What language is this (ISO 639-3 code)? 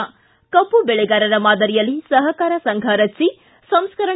kan